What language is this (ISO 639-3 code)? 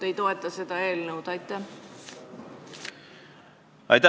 est